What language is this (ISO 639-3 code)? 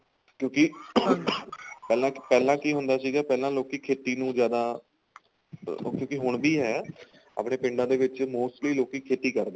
pan